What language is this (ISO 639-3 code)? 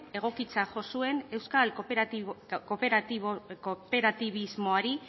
eus